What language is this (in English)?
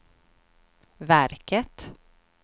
Swedish